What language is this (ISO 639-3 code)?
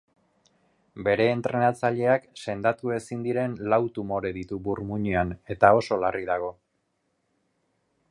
eus